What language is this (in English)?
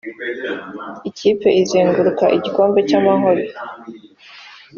Kinyarwanda